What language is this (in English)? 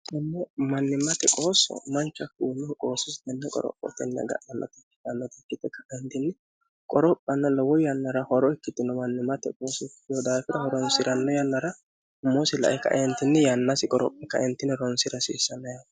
Sidamo